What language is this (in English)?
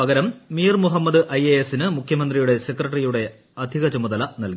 Malayalam